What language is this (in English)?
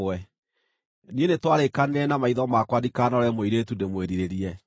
Kikuyu